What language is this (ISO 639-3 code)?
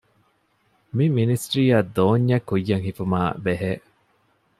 div